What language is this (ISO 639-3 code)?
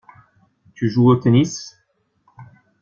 fra